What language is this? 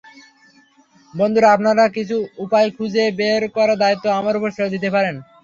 Bangla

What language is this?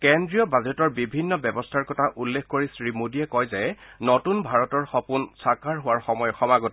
Assamese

